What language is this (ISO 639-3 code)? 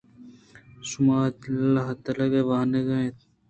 bgp